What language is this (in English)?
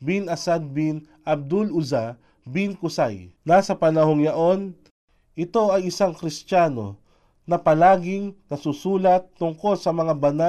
Filipino